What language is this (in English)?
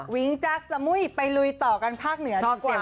Thai